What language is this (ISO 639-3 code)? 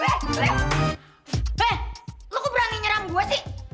ind